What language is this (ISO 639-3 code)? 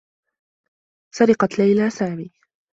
ara